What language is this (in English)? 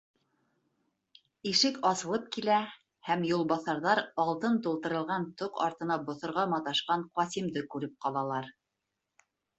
Bashkir